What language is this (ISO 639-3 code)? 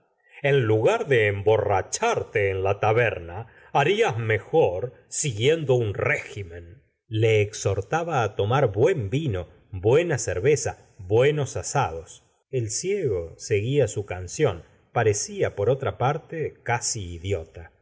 spa